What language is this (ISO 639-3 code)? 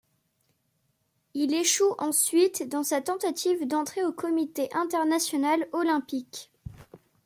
fra